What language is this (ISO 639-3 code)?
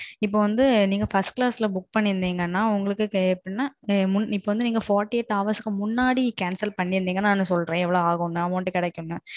tam